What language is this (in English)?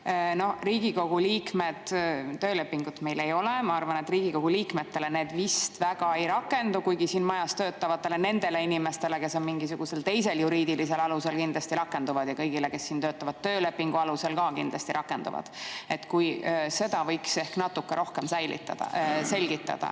Estonian